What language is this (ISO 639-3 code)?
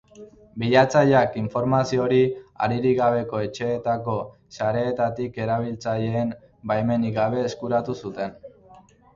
eus